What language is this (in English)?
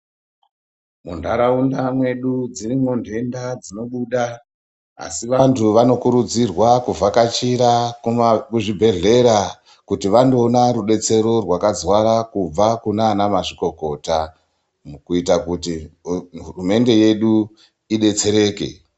Ndau